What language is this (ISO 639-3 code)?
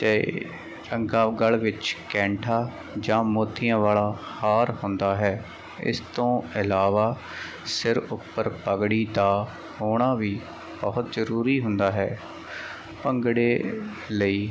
pan